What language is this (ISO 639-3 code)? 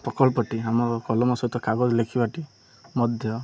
ori